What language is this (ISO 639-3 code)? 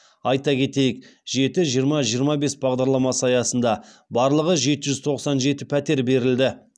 kaz